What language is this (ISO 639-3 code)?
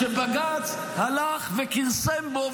heb